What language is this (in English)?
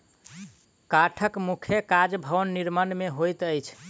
Maithili